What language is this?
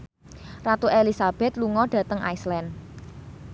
Javanese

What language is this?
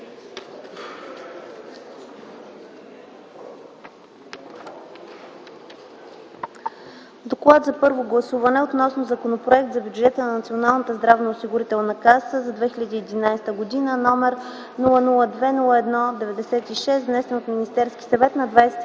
Bulgarian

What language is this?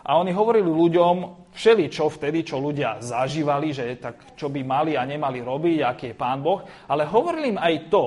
Slovak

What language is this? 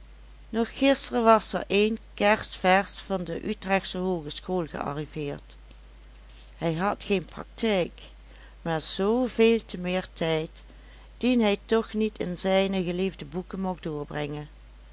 Dutch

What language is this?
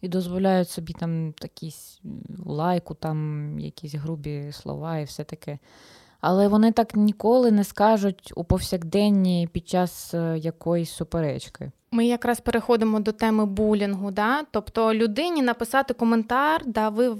Ukrainian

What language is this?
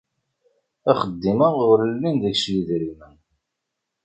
Kabyle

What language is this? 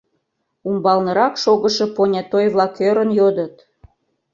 Mari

